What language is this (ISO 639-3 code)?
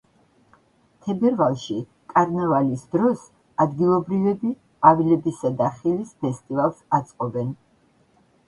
kat